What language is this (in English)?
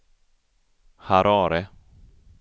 Swedish